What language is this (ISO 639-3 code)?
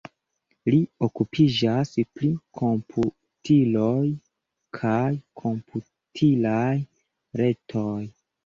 epo